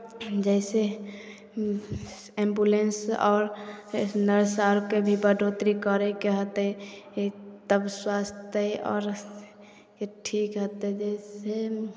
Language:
Maithili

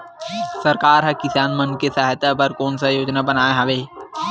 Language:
Chhattisgarhi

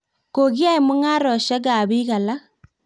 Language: Kalenjin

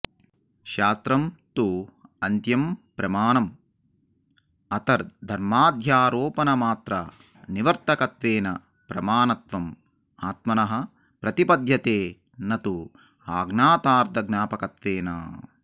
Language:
Sanskrit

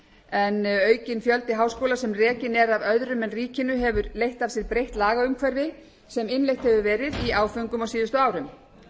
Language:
Icelandic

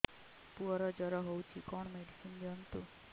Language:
Odia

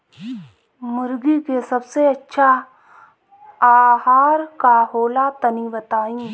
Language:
Bhojpuri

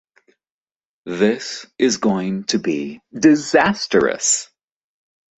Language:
English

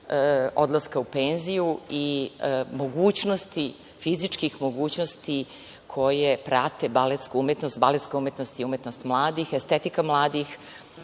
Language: Serbian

